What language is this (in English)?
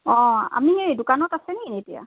Assamese